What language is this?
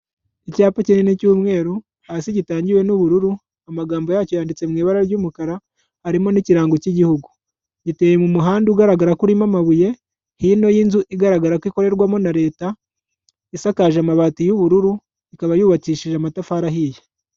Kinyarwanda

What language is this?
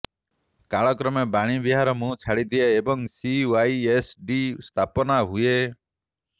Odia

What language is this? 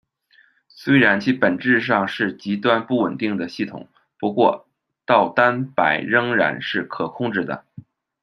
Chinese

